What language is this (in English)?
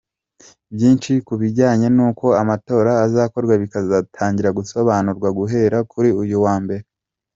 Kinyarwanda